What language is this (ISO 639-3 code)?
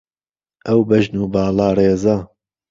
ckb